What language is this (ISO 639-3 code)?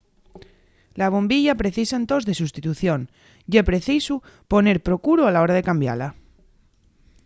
ast